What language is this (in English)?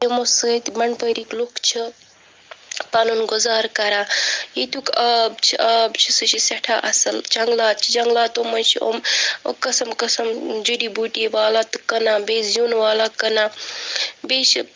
Kashmiri